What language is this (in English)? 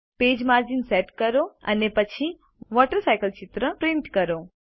Gujarati